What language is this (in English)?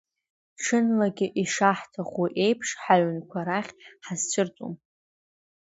Abkhazian